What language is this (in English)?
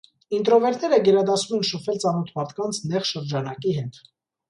Armenian